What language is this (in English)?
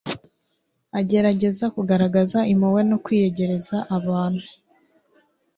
Kinyarwanda